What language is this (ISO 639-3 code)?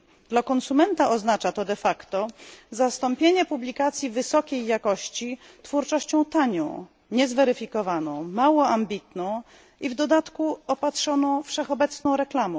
pol